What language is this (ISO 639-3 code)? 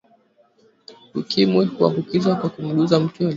swa